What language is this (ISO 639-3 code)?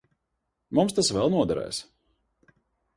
lav